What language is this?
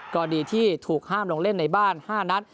Thai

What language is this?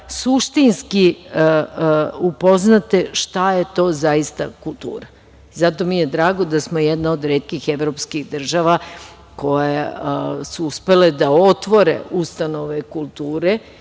Serbian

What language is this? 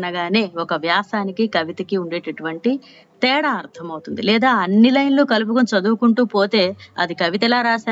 Telugu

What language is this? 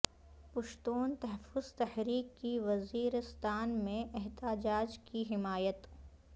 Urdu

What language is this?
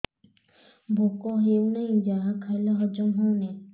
Odia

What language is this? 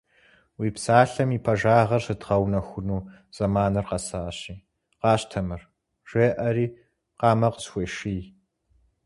Kabardian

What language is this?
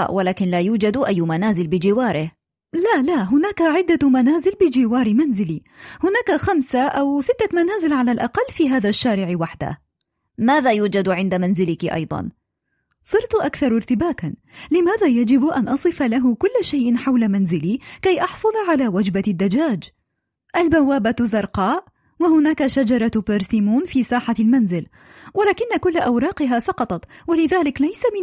Arabic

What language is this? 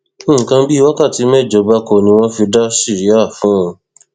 Yoruba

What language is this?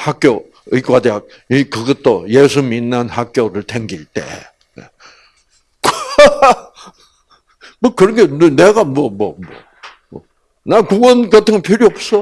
Korean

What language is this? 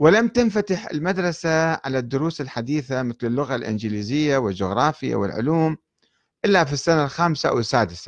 Arabic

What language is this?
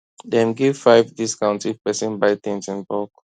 Nigerian Pidgin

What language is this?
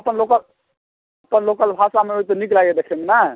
Maithili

